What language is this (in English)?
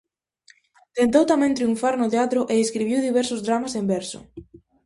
Galician